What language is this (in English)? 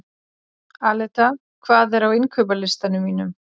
Icelandic